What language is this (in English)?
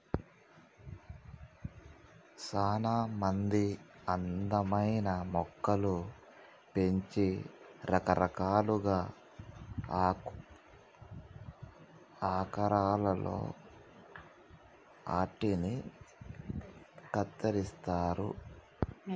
Telugu